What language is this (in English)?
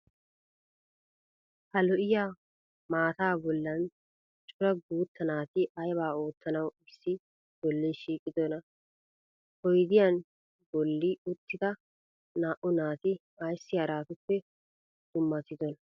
Wolaytta